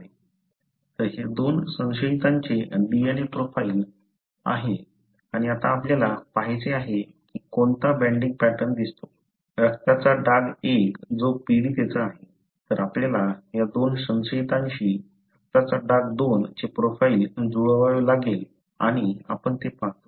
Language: Marathi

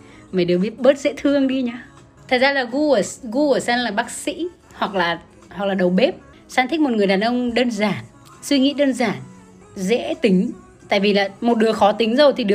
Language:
Vietnamese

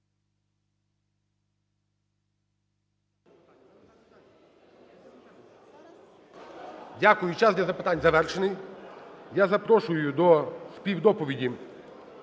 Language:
Ukrainian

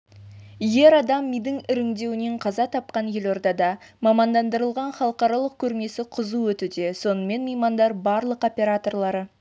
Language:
Kazakh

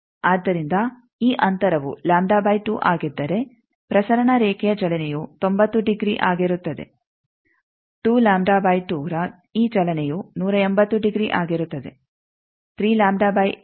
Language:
Kannada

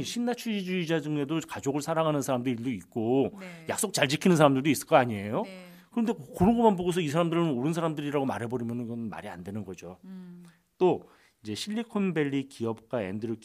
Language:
Korean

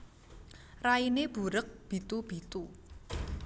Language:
Javanese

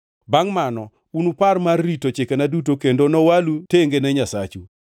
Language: Luo (Kenya and Tanzania)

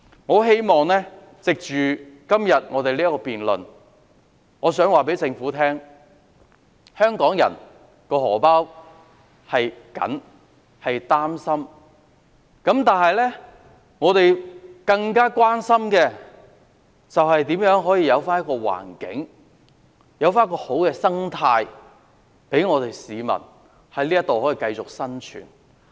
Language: Cantonese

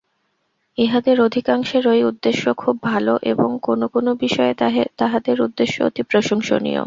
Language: Bangla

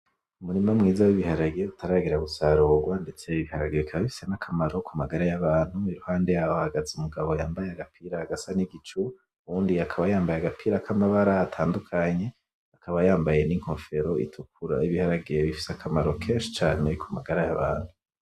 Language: Rundi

